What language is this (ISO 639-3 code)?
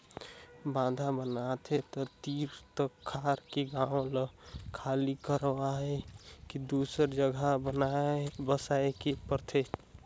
hne